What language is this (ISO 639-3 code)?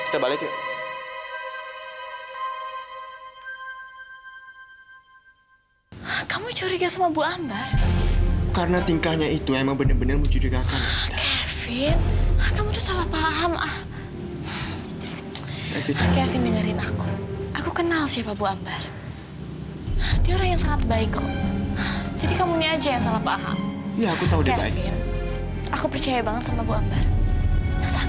ind